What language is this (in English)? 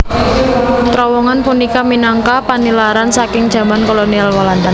Javanese